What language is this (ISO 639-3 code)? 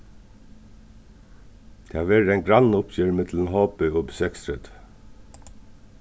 fao